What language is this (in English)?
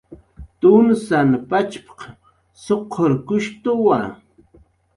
Jaqaru